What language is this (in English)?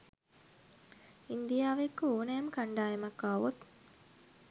Sinhala